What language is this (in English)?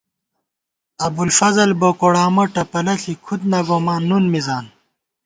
Gawar-Bati